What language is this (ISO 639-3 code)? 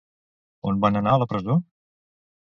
cat